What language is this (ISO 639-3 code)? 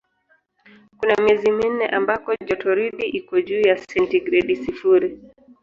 swa